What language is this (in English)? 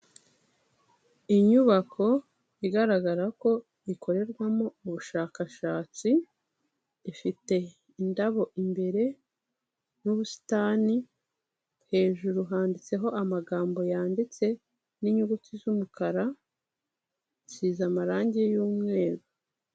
Kinyarwanda